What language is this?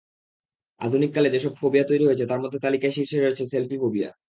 Bangla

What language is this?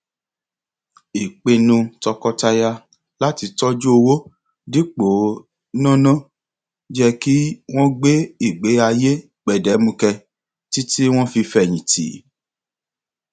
Yoruba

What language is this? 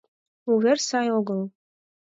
Mari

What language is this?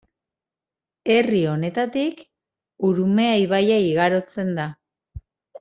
Basque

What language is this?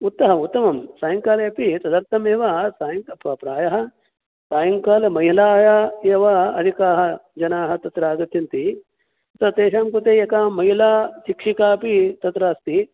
Sanskrit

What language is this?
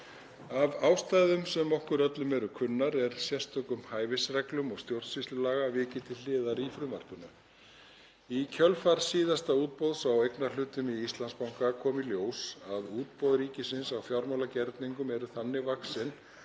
Icelandic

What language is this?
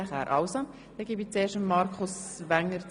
Swiss German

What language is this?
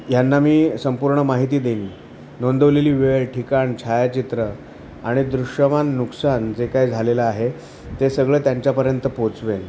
Marathi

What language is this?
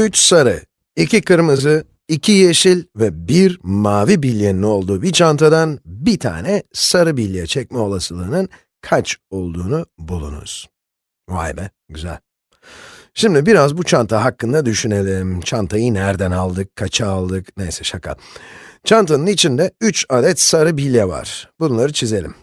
Turkish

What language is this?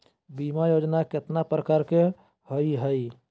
Magahi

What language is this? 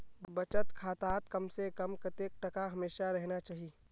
Magahi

